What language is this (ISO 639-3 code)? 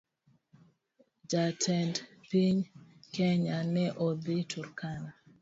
luo